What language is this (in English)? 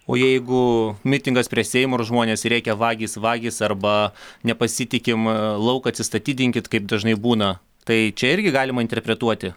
Lithuanian